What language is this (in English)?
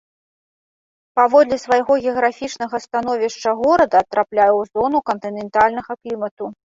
Belarusian